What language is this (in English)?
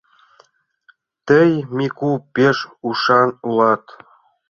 Mari